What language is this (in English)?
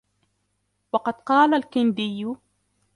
Arabic